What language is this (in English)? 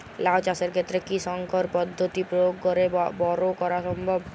Bangla